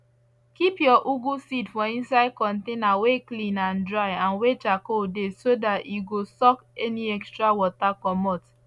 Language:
Nigerian Pidgin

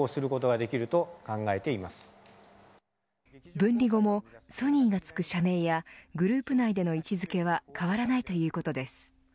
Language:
Japanese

